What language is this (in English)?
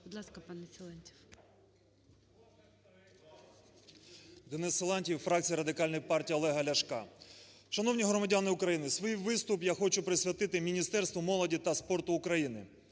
Ukrainian